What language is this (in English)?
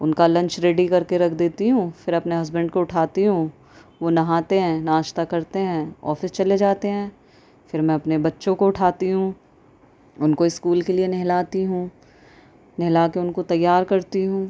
Urdu